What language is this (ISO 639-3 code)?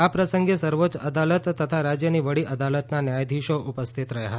guj